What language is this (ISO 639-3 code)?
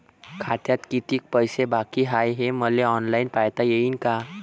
mar